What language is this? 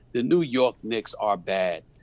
English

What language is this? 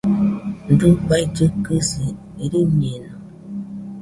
Nüpode Huitoto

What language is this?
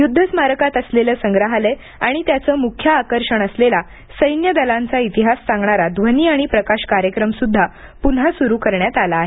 Marathi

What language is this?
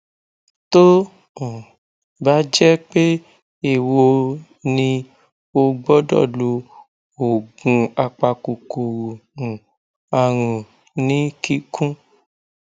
Yoruba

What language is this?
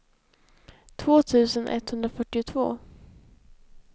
Swedish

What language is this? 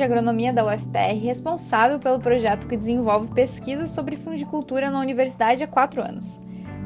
Portuguese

